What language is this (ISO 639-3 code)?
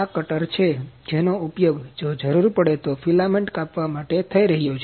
guj